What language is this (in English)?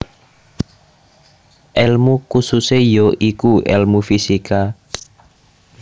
Javanese